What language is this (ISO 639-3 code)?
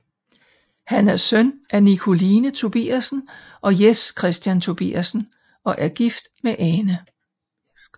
dan